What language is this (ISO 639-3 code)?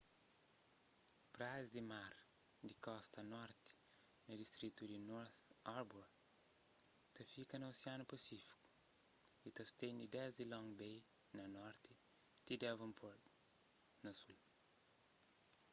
kea